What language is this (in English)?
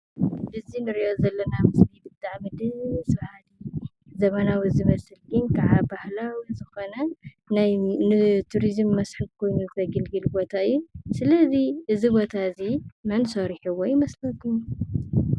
Tigrinya